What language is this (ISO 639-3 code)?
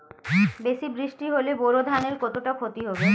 ben